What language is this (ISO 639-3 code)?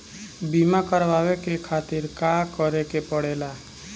bho